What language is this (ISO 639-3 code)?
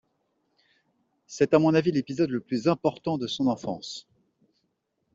fra